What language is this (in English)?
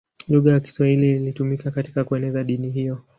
Swahili